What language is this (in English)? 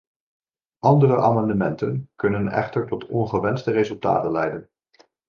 Dutch